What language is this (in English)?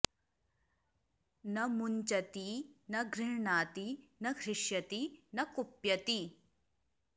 Sanskrit